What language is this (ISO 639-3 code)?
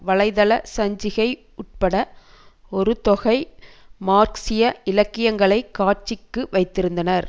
tam